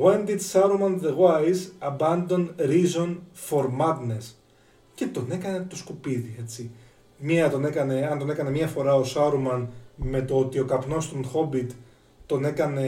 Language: Greek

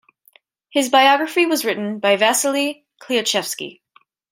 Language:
English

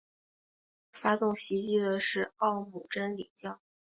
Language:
Chinese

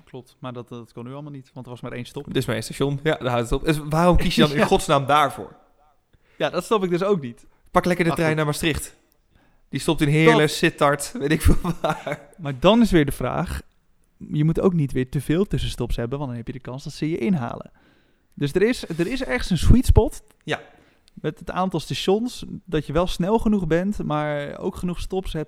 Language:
Dutch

